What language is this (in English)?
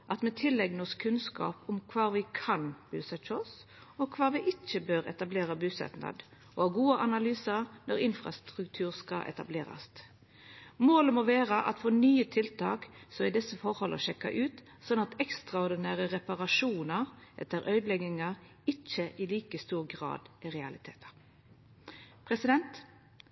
Norwegian Nynorsk